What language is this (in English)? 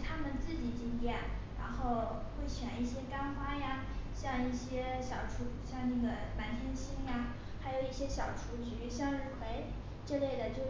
Chinese